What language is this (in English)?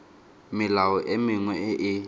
Tswana